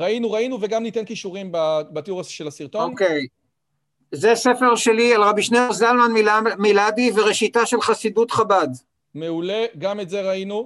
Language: Hebrew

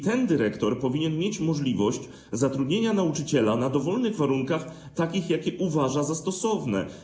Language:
Polish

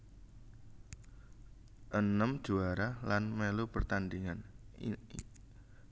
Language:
Javanese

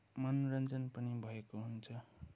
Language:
Nepali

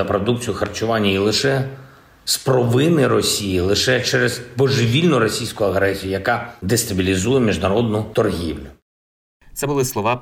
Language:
Ukrainian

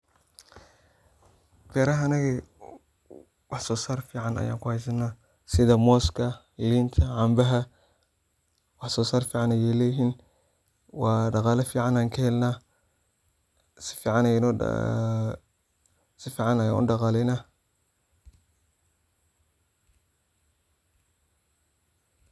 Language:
Somali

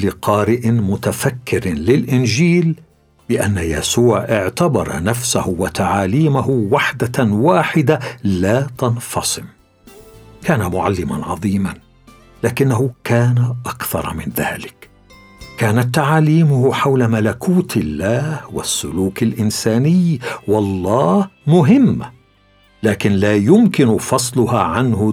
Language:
Arabic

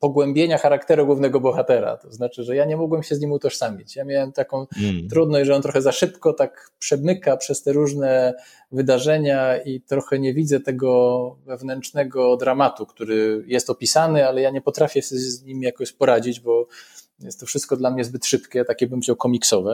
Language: Polish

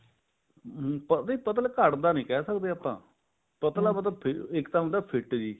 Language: Punjabi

